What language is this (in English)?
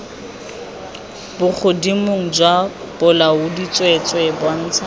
Tswana